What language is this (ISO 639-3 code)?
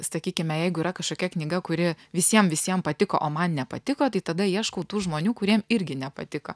lit